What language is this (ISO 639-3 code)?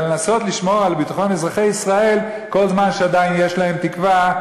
heb